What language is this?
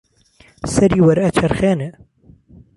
Central Kurdish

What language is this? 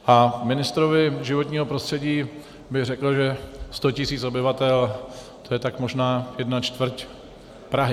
Czech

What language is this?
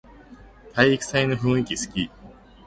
Japanese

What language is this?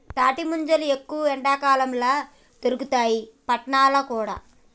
Telugu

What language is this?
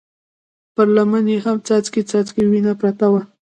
Pashto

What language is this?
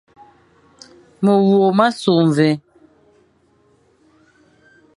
Fang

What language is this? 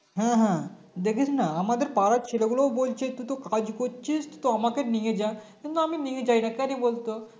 Bangla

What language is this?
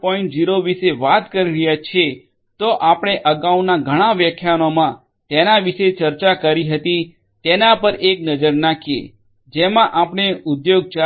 Gujarati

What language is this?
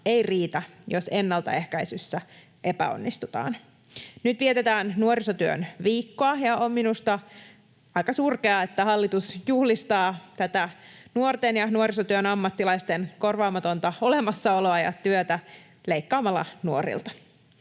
Finnish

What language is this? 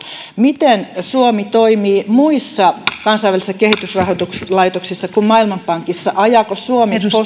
Finnish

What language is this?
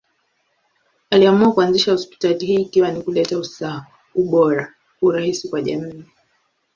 Swahili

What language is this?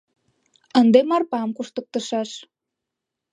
Mari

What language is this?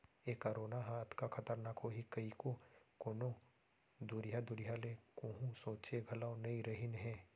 Chhattisgarhi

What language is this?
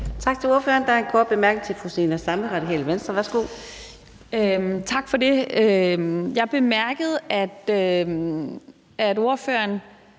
Danish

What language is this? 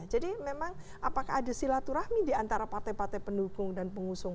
Indonesian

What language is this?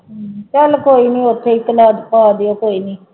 Punjabi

